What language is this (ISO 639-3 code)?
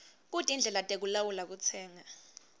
ssw